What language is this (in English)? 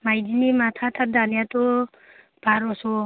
Bodo